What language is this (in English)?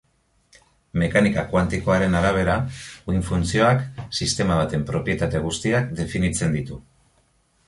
Basque